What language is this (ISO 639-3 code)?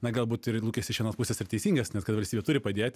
lit